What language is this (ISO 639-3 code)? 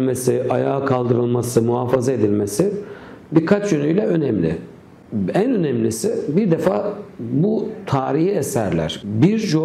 tur